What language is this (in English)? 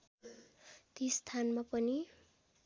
Nepali